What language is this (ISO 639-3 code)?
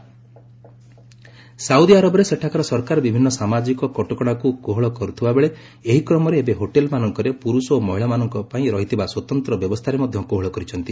ori